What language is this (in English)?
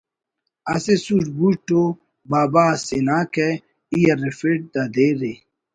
Brahui